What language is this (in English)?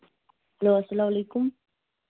Kashmiri